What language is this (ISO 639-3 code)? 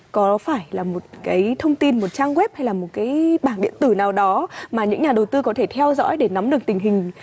vie